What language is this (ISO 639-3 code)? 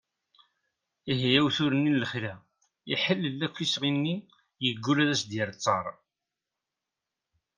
kab